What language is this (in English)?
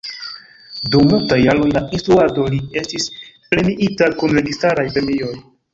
Esperanto